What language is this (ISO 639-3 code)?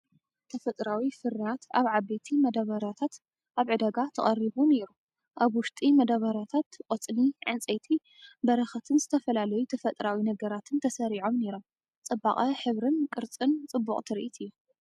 tir